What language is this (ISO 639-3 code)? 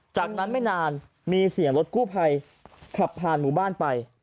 tha